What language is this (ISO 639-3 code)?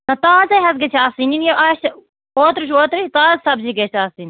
kas